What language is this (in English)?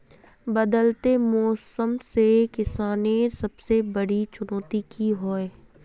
Magahi